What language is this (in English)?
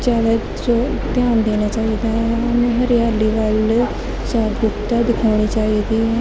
Punjabi